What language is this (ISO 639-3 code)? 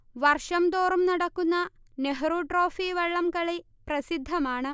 mal